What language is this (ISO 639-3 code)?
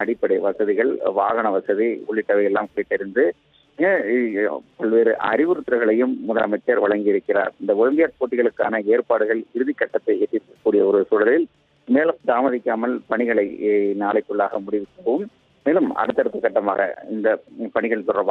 ron